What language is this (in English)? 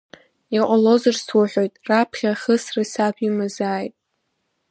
Abkhazian